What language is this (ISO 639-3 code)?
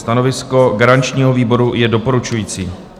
ces